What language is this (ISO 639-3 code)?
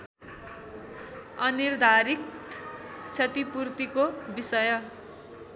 nep